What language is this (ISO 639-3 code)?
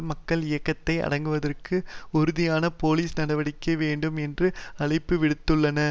tam